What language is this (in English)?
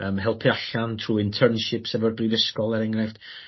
Welsh